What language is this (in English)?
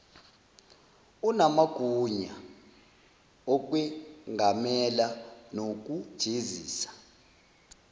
Zulu